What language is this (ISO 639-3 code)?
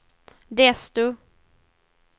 swe